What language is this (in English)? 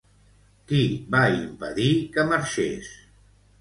Catalan